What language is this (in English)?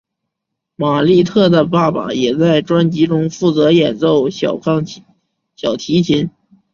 Chinese